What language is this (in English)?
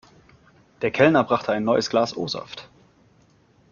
German